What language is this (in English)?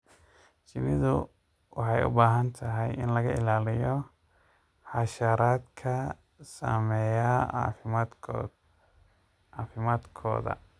Somali